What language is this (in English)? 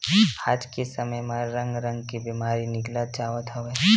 Chhattisgarhi